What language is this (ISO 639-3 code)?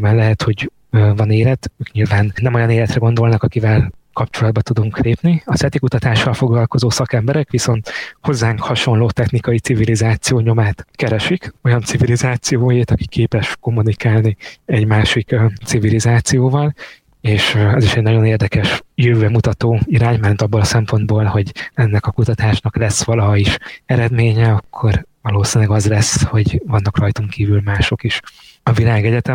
hun